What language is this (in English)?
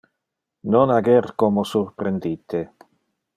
Interlingua